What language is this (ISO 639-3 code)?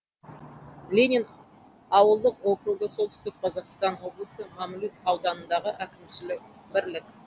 kaz